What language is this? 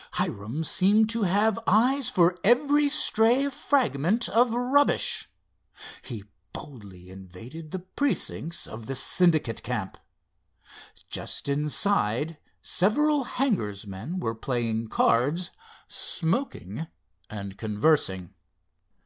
English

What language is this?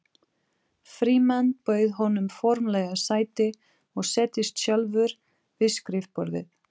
Icelandic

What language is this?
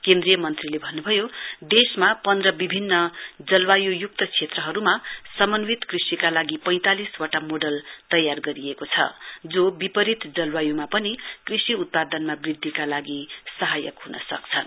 Nepali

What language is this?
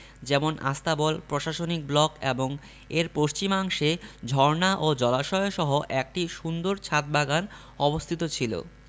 Bangla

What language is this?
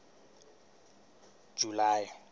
Southern Sotho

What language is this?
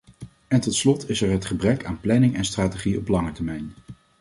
Dutch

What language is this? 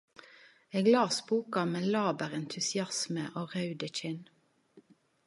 Norwegian Nynorsk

